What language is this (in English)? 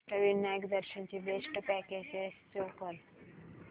Marathi